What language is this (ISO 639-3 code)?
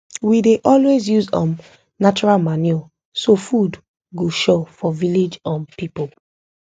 pcm